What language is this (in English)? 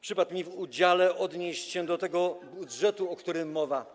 Polish